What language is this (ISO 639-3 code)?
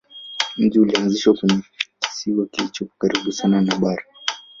swa